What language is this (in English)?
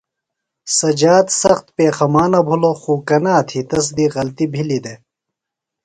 Phalura